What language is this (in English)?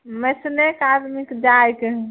Maithili